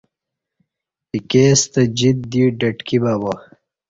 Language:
Kati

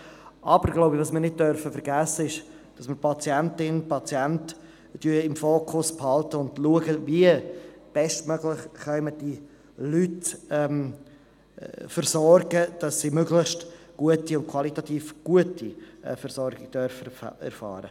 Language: Swiss German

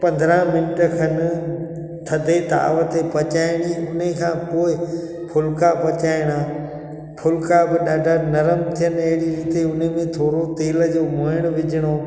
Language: Sindhi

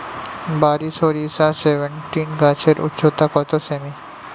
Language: Bangla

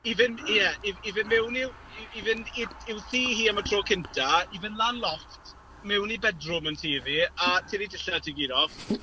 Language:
Welsh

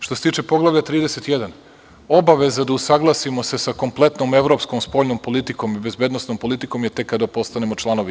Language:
Serbian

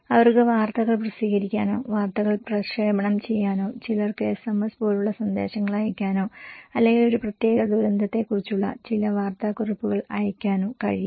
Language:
Malayalam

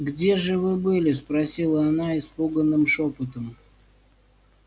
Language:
Russian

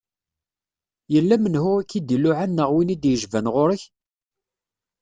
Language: Kabyle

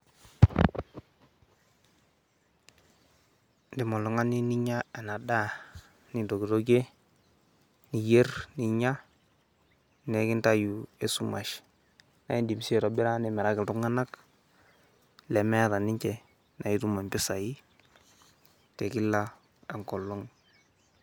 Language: Masai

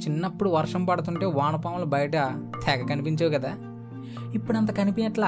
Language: Telugu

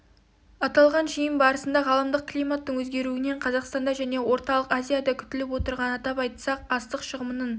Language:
Kazakh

